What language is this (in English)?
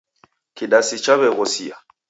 Taita